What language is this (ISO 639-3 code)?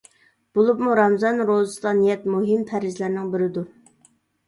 uig